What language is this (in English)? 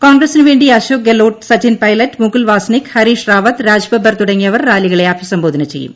Malayalam